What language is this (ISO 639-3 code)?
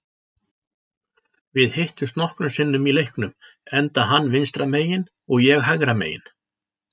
isl